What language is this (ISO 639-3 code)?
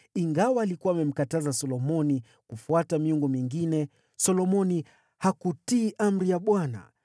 swa